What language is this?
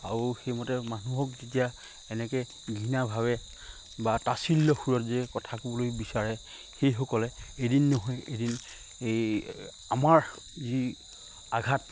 Assamese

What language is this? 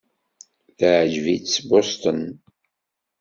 Kabyle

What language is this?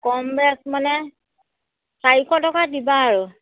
Assamese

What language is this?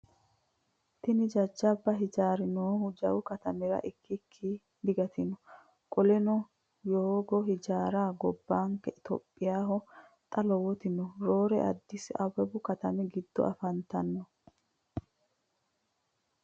Sidamo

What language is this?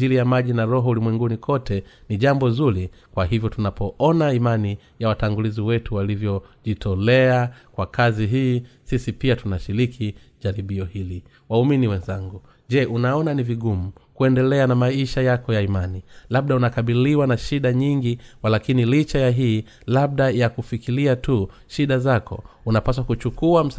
Swahili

